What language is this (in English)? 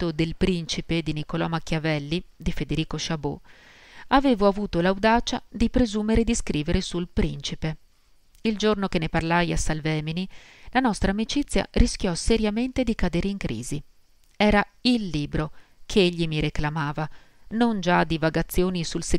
Italian